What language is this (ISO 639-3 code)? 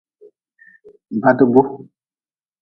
nmz